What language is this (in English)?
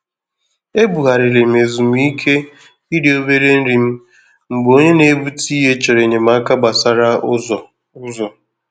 Igbo